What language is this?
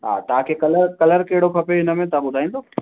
Sindhi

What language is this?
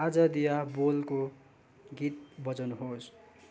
Nepali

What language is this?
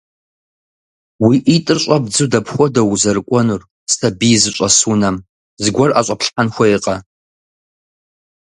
Kabardian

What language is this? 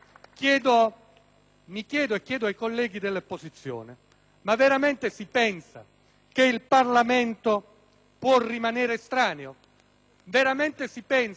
Italian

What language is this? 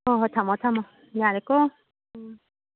Manipuri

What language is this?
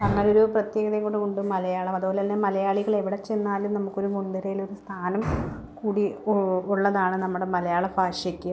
Malayalam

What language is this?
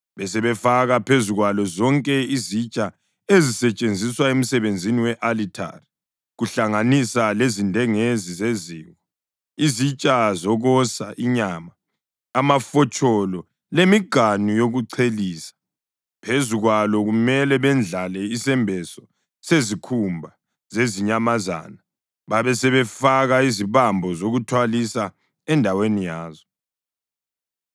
North Ndebele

